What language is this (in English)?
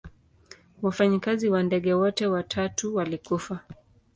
Swahili